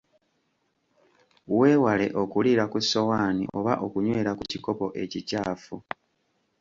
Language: Ganda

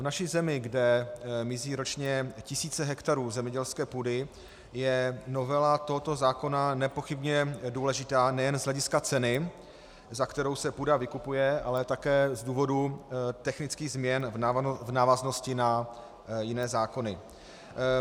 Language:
Czech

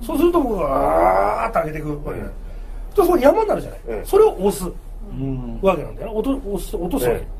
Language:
Japanese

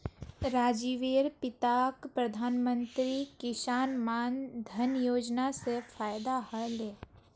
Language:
Magahi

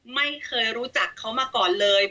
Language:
Thai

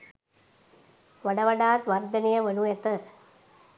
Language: Sinhala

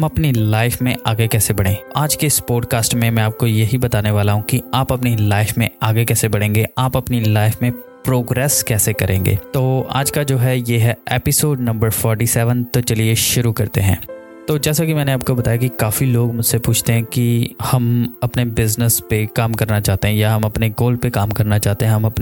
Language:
Hindi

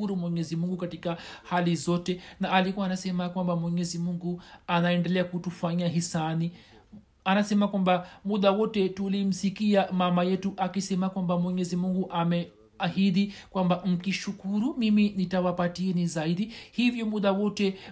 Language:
Swahili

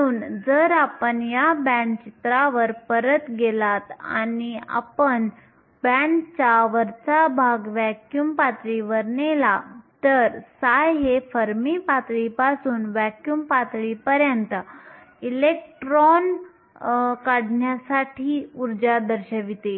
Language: Marathi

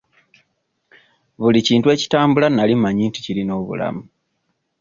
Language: Ganda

